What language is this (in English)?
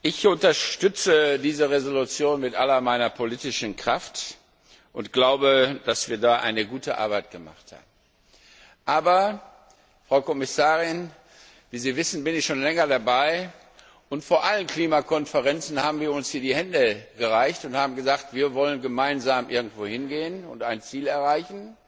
German